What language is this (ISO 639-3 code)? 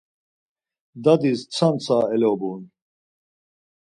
lzz